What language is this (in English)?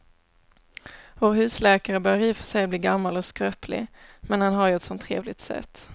Swedish